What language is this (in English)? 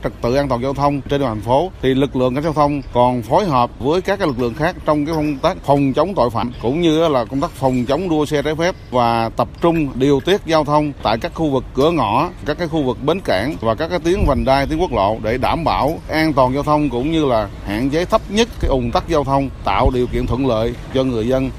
Vietnamese